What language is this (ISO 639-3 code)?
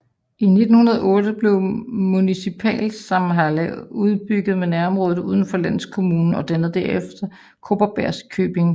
dan